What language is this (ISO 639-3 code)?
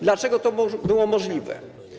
pol